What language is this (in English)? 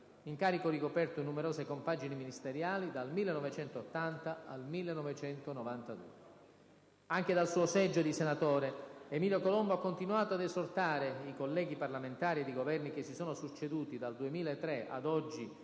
Italian